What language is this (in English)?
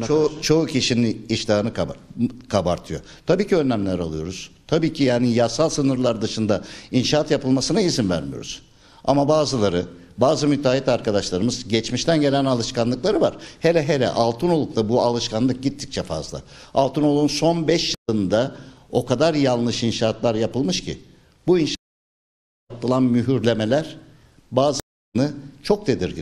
Turkish